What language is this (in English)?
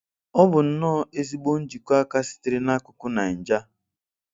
Igbo